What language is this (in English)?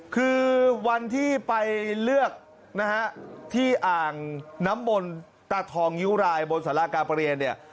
Thai